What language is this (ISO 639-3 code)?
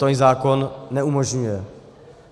ces